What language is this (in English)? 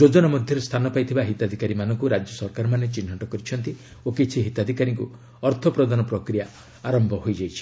Odia